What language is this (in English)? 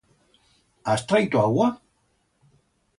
Aragonese